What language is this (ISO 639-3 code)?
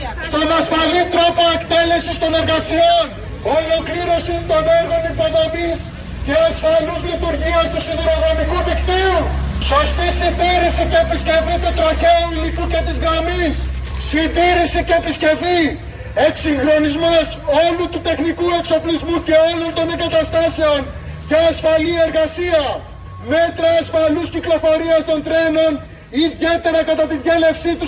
ell